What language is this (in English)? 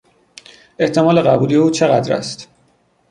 Persian